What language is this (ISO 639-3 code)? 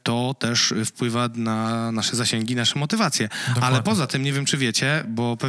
pol